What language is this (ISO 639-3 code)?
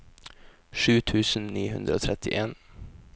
nor